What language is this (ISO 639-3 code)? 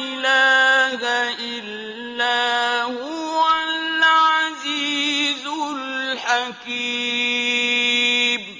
ara